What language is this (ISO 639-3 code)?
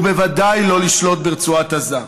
heb